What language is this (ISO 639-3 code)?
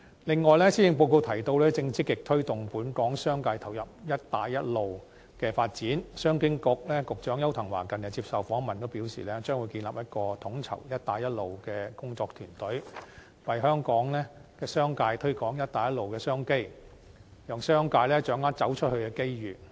yue